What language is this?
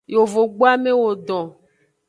Aja (Benin)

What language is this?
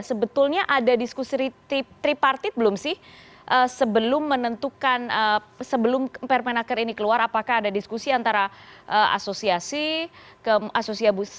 Indonesian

